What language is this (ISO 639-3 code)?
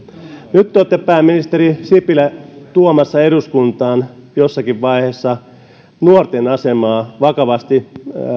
fin